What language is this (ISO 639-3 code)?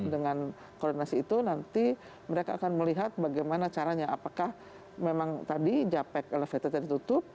ind